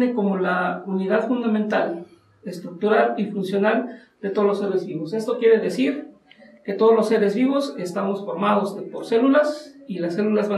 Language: Spanish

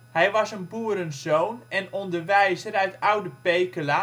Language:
Dutch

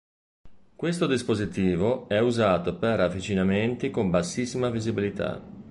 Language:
Italian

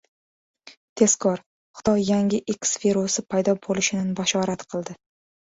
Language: Uzbek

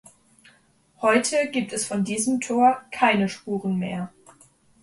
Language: German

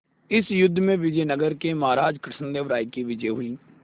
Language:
Hindi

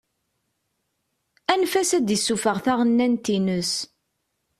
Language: Kabyle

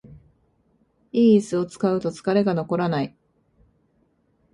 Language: Japanese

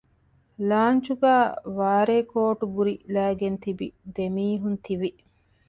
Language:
Divehi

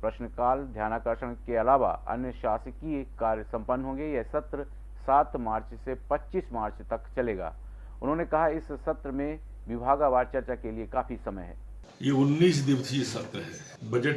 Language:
Hindi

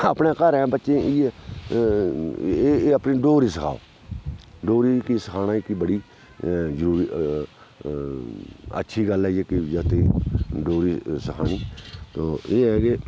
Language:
Dogri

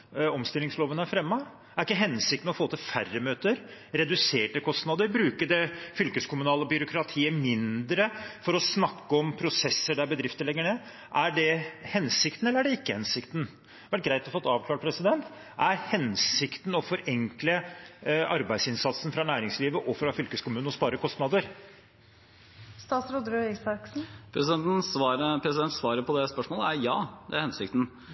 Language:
Norwegian Bokmål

